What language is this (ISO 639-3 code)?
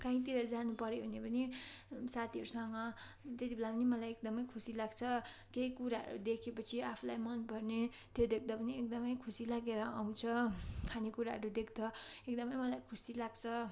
nep